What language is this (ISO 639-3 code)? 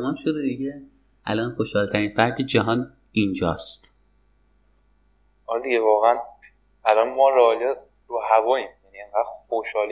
fas